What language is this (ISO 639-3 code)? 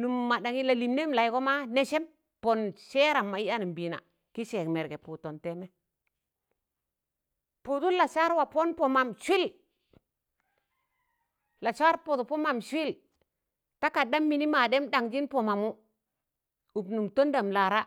tan